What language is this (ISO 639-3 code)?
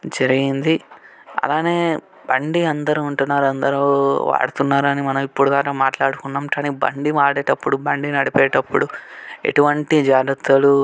tel